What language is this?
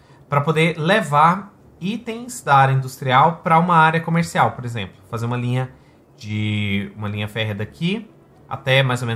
Portuguese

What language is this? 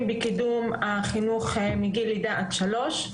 Hebrew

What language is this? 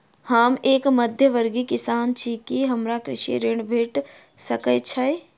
Maithili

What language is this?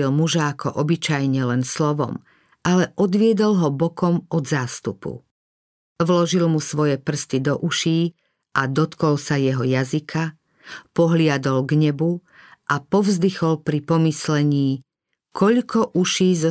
Slovak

